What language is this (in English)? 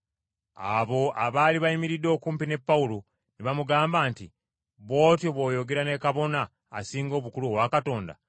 Ganda